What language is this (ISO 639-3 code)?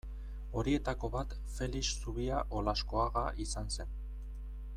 eus